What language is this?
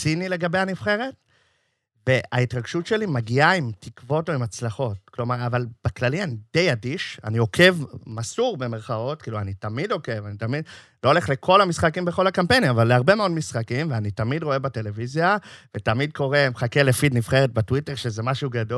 Hebrew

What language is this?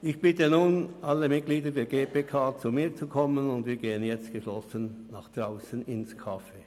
Swiss German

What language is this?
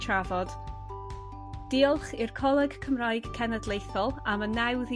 Welsh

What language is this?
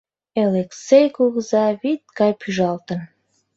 Mari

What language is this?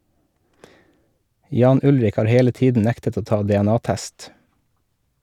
Norwegian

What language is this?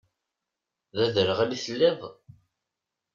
Kabyle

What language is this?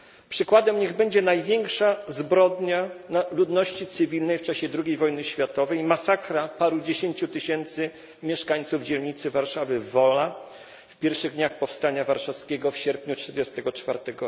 Polish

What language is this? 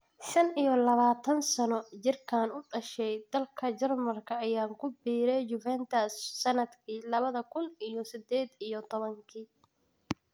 Somali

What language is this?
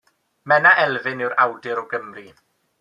Welsh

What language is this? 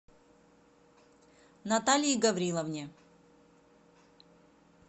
Russian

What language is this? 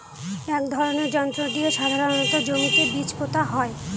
Bangla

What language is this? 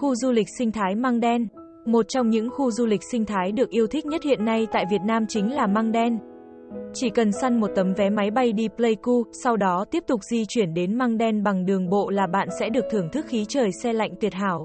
Vietnamese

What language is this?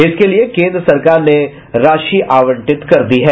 Hindi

